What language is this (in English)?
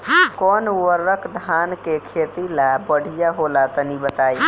Bhojpuri